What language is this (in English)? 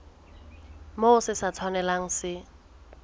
Southern Sotho